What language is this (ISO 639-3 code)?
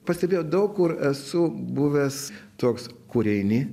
lit